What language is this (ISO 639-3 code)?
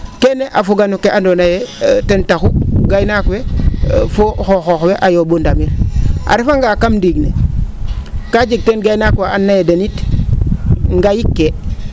srr